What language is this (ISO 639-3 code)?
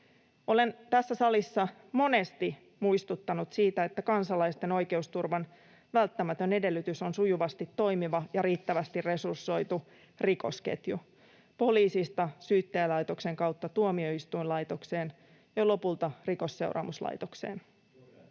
fin